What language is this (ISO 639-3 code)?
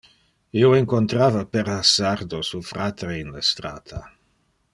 ina